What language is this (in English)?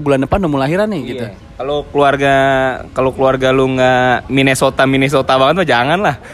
Indonesian